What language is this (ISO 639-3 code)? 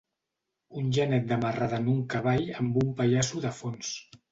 cat